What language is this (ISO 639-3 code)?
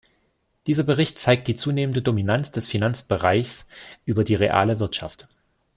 deu